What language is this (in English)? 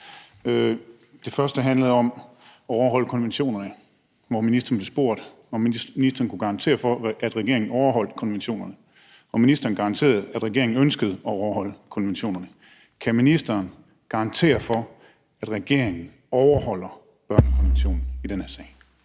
Danish